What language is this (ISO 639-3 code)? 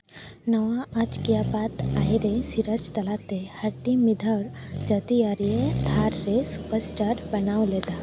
sat